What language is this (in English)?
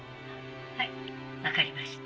Japanese